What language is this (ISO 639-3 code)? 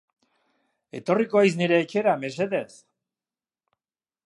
eus